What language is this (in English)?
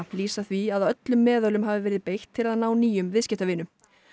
Icelandic